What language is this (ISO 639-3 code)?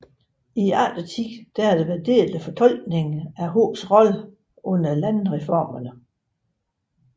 dan